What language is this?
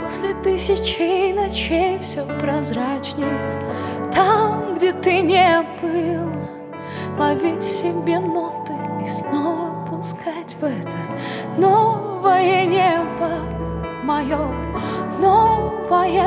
Ukrainian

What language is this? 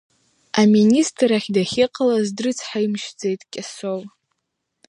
Abkhazian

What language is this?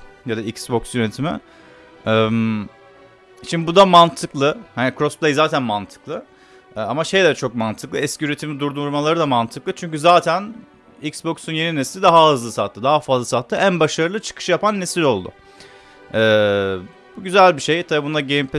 Turkish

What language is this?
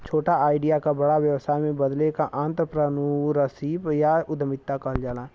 Bhojpuri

